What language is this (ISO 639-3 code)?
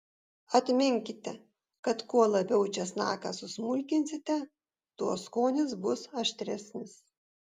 lit